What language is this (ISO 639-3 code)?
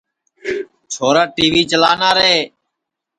ssi